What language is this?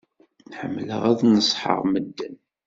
Kabyle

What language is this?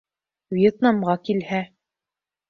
Bashkir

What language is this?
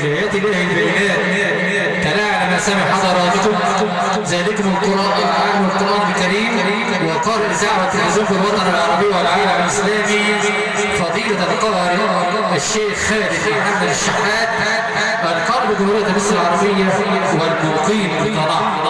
Arabic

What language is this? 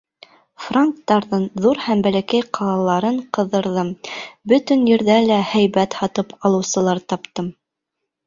Bashkir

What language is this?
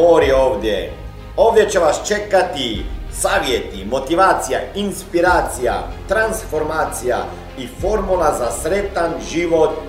Croatian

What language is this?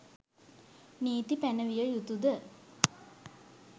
Sinhala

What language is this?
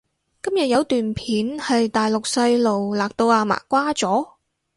Cantonese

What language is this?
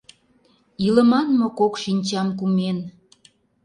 Mari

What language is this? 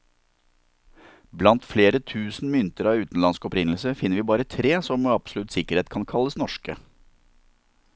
Norwegian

